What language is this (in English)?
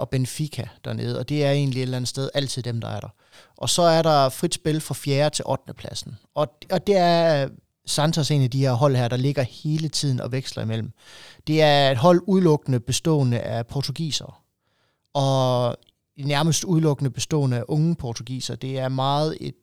Danish